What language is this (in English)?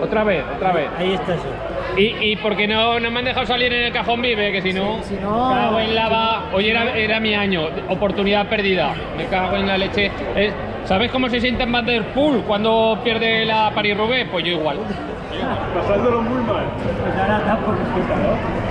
Spanish